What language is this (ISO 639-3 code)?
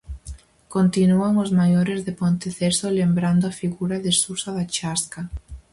glg